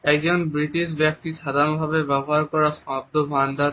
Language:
Bangla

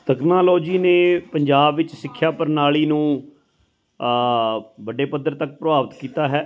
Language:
Punjabi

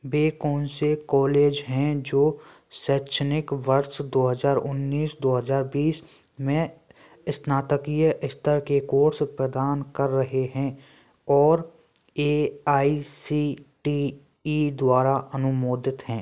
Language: Hindi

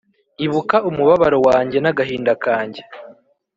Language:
Kinyarwanda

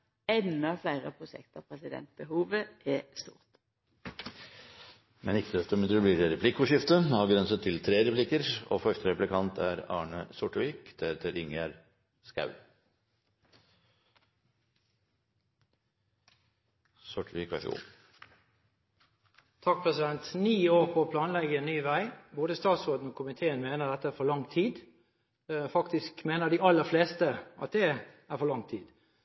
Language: Norwegian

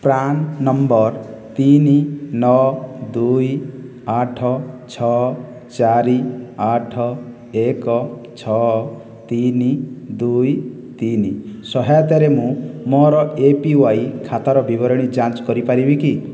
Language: Odia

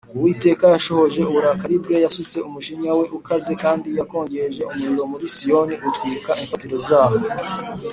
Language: Kinyarwanda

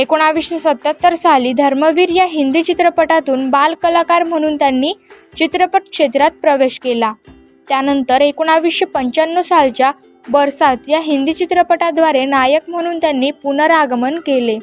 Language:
Marathi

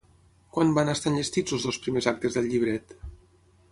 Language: Catalan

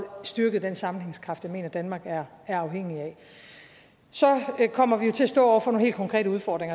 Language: Danish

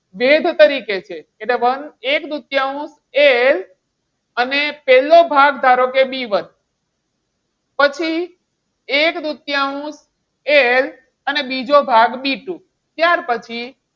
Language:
Gujarati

